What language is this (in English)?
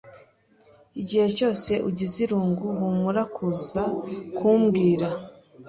Kinyarwanda